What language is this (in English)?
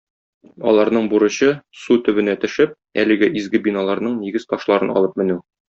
Tatar